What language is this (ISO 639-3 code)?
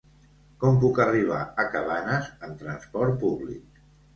cat